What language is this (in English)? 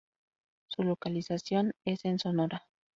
Spanish